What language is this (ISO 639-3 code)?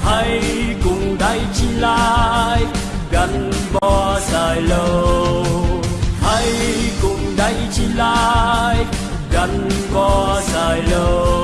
vie